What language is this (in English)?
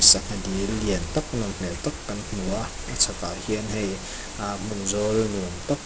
Mizo